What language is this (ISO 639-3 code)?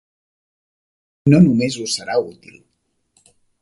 cat